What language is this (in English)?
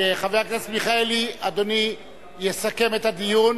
Hebrew